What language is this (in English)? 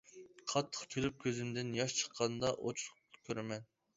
Uyghur